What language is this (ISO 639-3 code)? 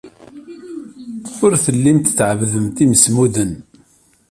kab